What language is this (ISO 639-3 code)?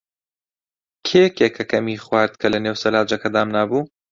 ckb